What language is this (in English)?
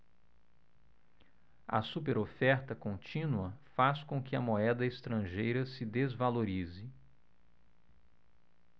Portuguese